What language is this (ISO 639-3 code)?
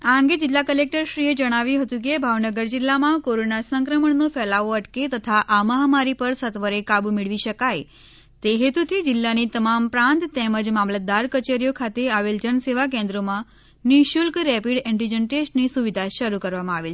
guj